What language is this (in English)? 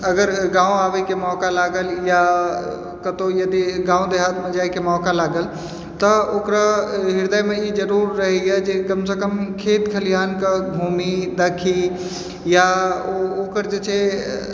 Maithili